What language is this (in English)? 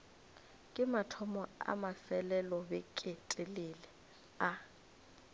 Northern Sotho